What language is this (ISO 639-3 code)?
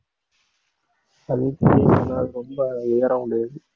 tam